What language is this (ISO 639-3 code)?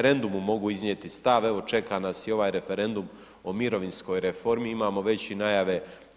hrv